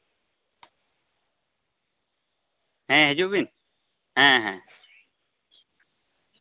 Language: Santali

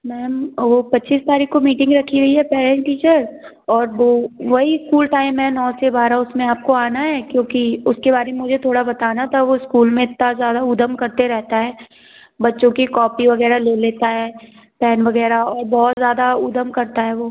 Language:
Hindi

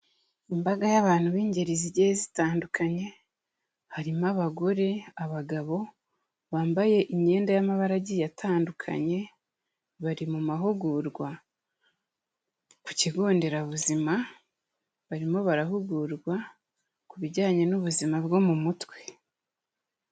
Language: Kinyarwanda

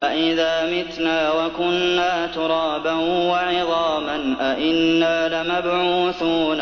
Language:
Arabic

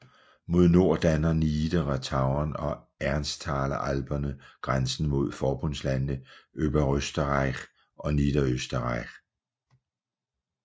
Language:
Danish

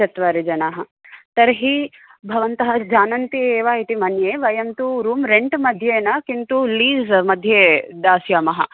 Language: Sanskrit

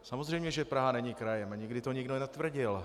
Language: Czech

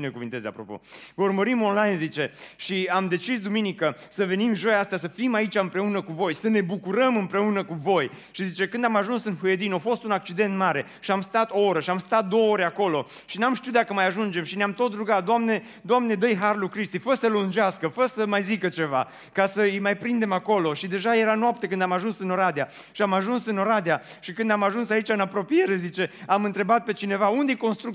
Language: Romanian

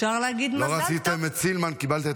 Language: Hebrew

